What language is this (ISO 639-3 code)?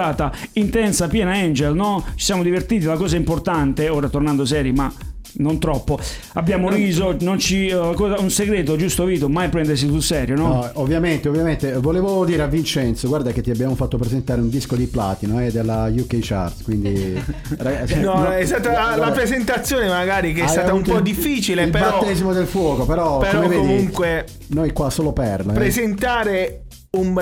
ita